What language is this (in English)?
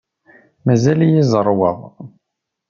Kabyle